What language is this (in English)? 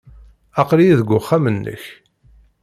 Kabyle